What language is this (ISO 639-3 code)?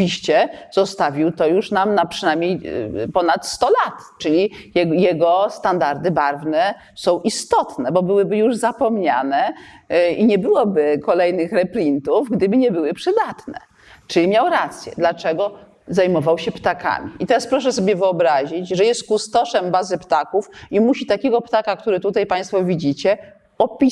pol